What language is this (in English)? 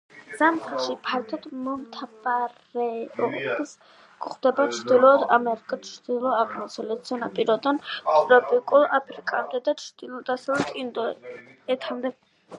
Georgian